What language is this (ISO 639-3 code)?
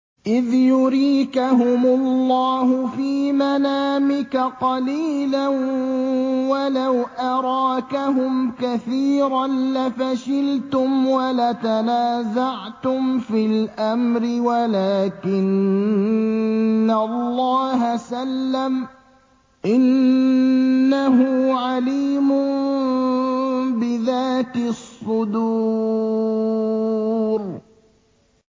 ara